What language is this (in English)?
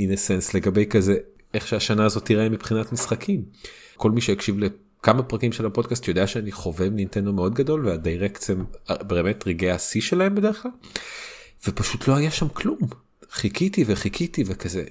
Hebrew